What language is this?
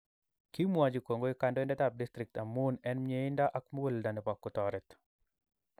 Kalenjin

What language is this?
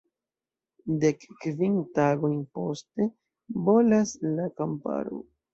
Esperanto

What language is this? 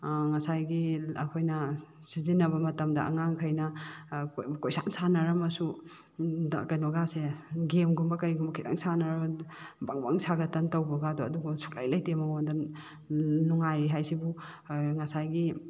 Manipuri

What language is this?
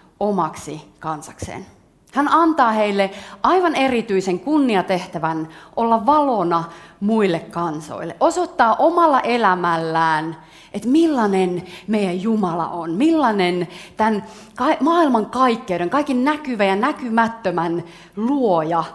Finnish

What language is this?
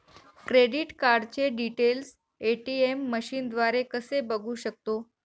Marathi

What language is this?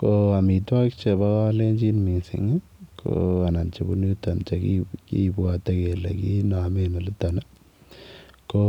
Kalenjin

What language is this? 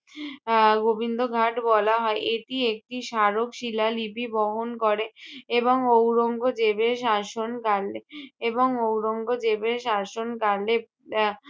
Bangla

